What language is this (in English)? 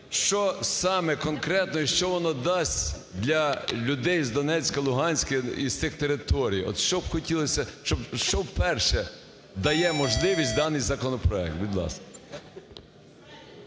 Ukrainian